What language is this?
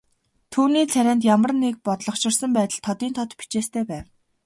Mongolian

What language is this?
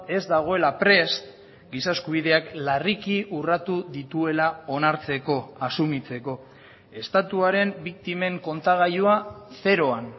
Basque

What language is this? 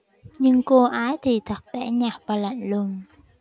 Vietnamese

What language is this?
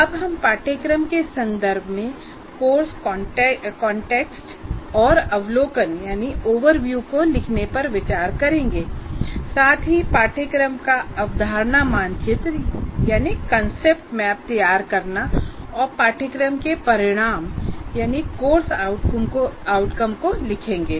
Hindi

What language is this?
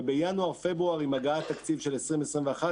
Hebrew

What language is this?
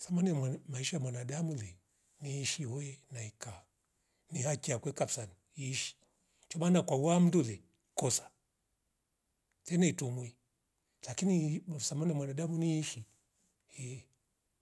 Rombo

